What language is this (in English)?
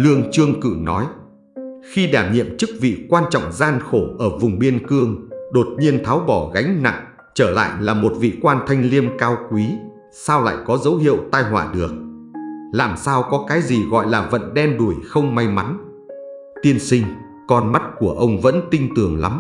Vietnamese